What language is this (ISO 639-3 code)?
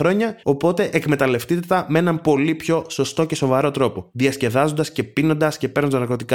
ell